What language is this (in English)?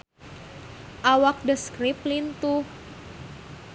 Sundanese